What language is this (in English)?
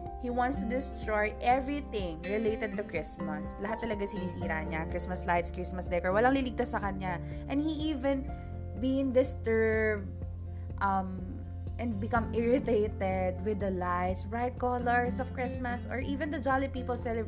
Filipino